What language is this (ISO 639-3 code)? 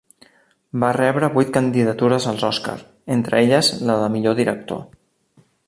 cat